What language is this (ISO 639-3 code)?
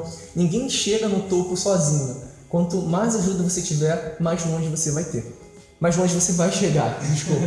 por